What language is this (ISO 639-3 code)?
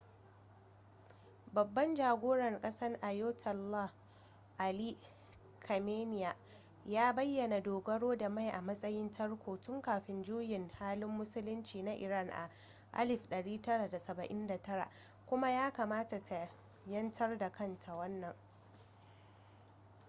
hau